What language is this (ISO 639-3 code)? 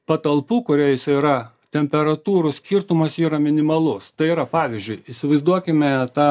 lit